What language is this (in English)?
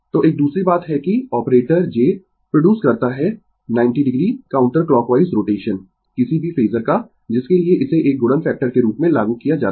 Hindi